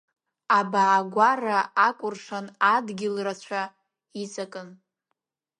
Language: Abkhazian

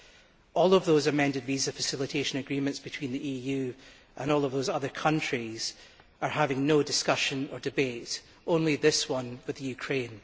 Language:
English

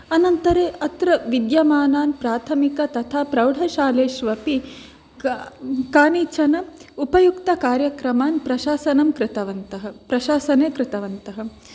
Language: Sanskrit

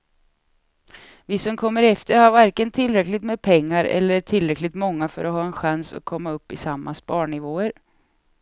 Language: Swedish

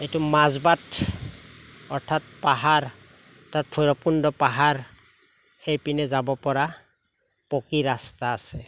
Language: Assamese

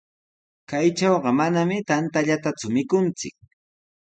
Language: Sihuas Ancash Quechua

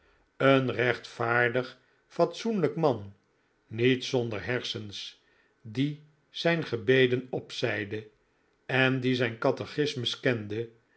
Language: Dutch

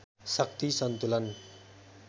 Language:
Nepali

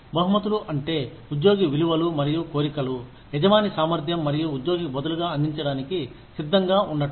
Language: Telugu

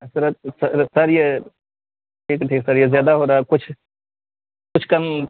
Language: Urdu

